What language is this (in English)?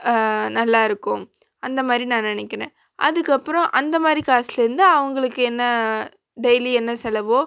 Tamil